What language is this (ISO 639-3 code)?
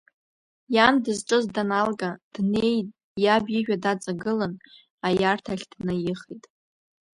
abk